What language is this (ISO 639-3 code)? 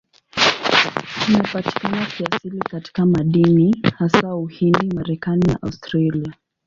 swa